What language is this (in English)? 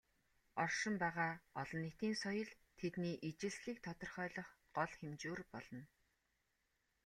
Mongolian